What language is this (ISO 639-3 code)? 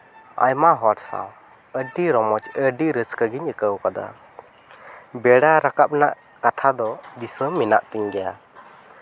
sat